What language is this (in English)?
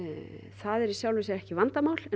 Icelandic